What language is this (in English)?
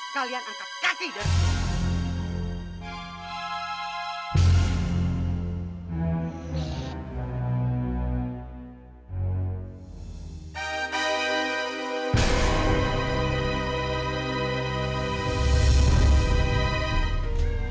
Indonesian